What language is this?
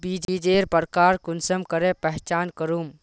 Magahi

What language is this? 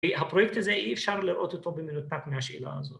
Hebrew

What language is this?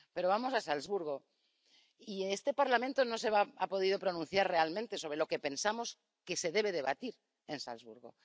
Spanish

